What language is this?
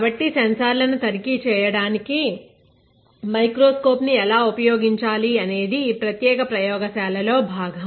Telugu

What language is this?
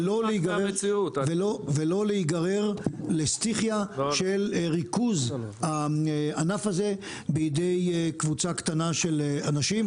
Hebrew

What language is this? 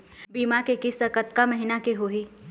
Chhattisgarhi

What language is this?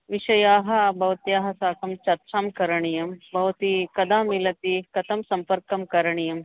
Sanskrit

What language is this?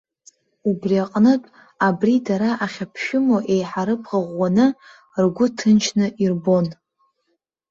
Abkhazian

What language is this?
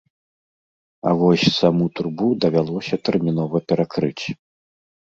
Belarusian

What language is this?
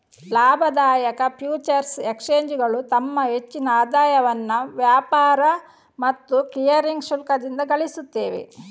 Kannada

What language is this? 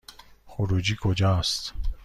Persian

